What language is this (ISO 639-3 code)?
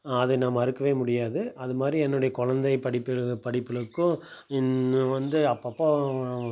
tam